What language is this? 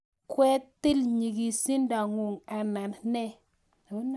Kalenjin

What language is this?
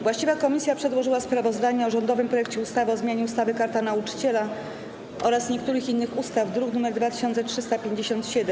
Polish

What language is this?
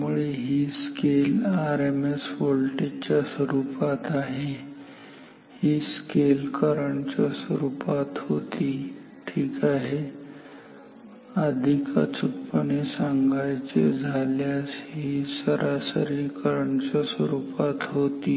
Marathi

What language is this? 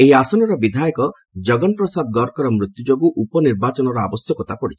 Odia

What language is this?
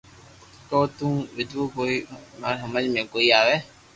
Loarki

